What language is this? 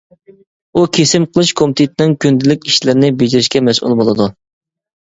Uyghur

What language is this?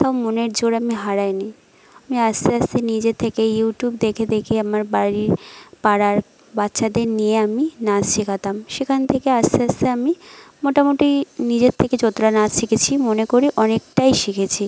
Bangla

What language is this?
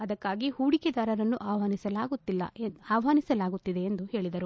Kannada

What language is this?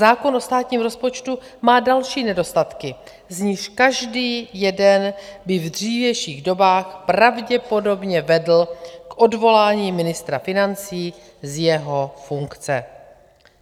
Czech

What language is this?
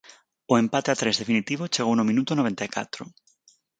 Galician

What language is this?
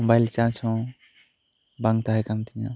Santali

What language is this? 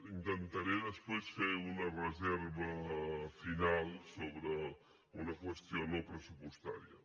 Catalan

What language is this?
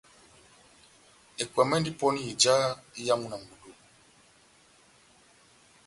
Batanga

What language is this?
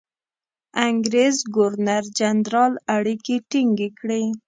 Pashto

